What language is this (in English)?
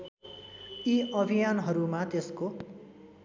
Nepali